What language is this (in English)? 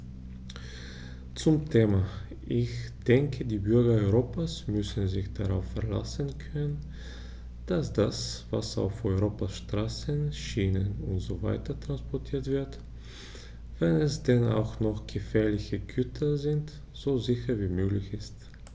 German